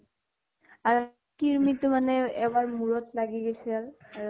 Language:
Assamese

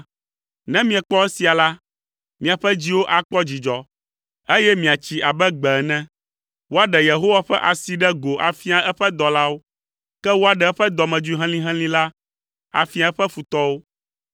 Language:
Ewe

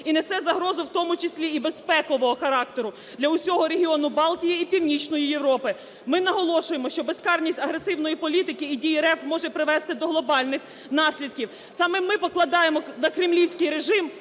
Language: Ukrainian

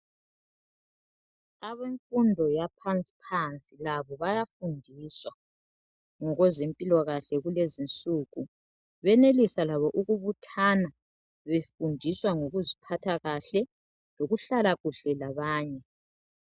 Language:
North Ndebele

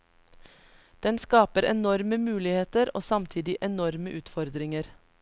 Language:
Norwegian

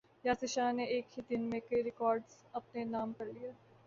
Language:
Urdu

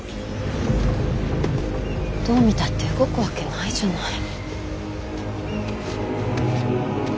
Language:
Japanese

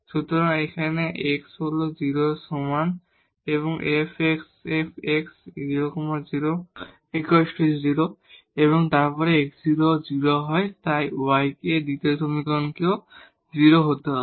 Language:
Bangla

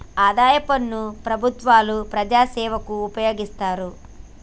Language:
Telugu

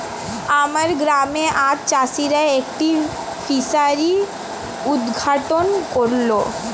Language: Bangla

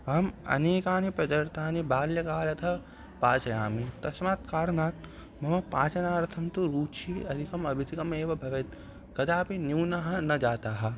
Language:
Sanskrit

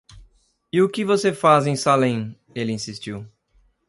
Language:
Portuguese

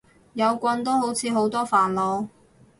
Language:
Cantonese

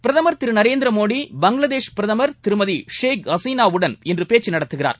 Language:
Tamil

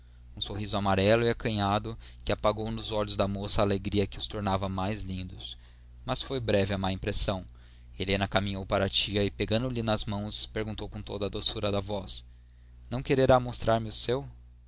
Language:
Portuguese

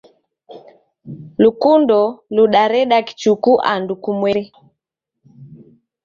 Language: Taita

